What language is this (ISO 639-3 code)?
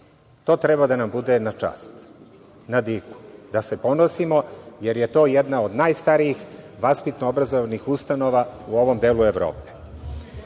srp